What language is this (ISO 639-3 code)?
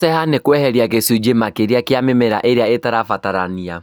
kik